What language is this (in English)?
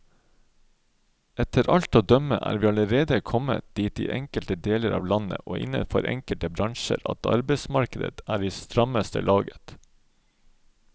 Norwegian